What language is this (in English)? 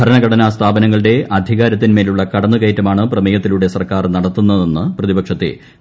Malayalam